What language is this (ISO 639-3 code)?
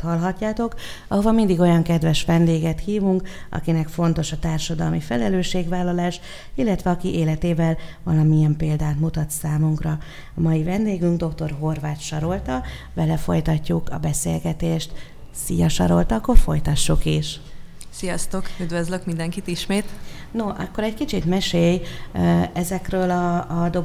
hun